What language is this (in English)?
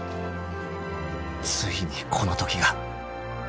Japanese